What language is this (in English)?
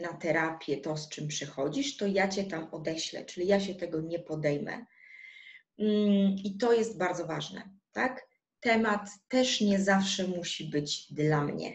Polish